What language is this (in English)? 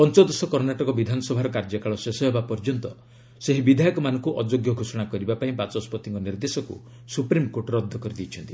Odia